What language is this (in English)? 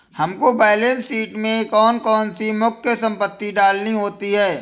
Hindi